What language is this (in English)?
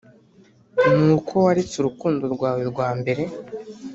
Kinyarwanda